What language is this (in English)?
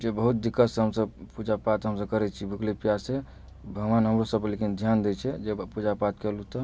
Maithili